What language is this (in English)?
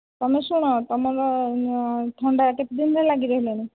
Odia